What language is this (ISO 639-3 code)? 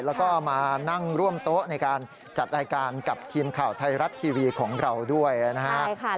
tha